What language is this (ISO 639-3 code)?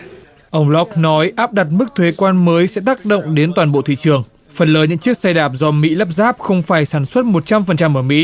vie